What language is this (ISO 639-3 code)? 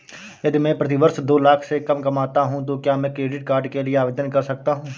hin